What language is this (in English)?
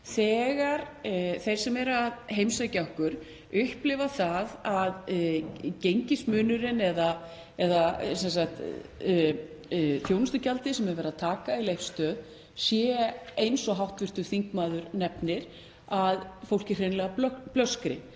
Icelandic